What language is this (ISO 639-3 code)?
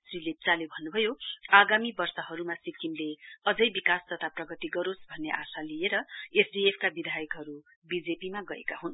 nep